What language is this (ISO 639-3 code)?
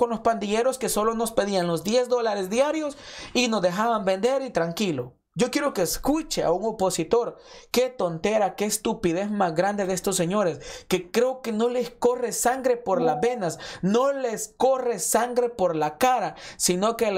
spa